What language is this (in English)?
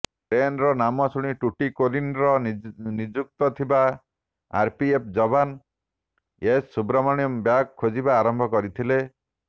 Odia